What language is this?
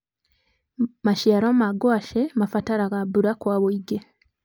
Kikuyu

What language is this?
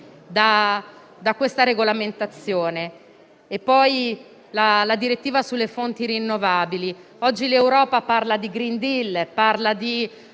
Italian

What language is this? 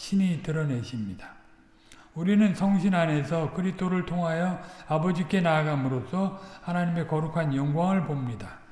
Korean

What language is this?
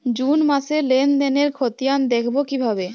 Bangla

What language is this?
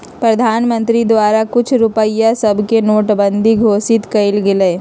Magahi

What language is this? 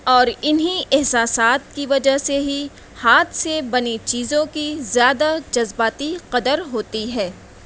Urdu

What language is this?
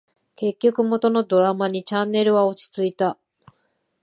Japanese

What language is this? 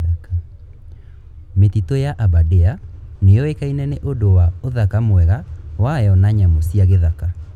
Kikuyu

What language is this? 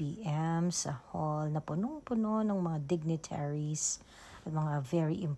Filipino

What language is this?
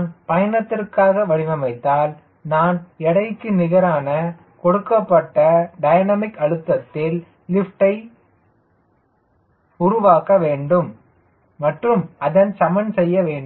Tamil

